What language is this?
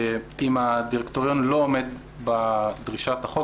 Hebrew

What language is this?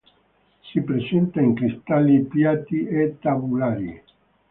Italian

